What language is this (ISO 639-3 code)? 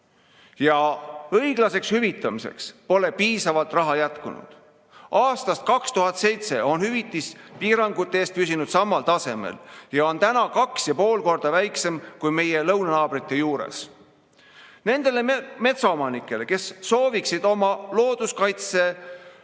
est